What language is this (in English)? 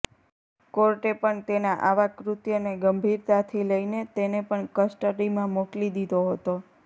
Gujarati